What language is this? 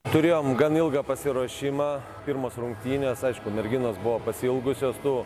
Lithuanian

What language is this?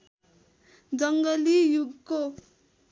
Nepali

